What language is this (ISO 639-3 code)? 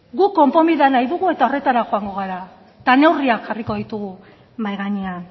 eus